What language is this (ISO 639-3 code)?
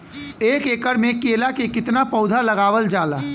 bho